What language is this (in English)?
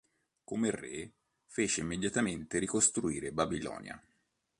Italian